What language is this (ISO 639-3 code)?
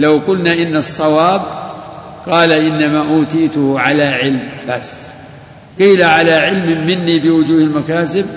ara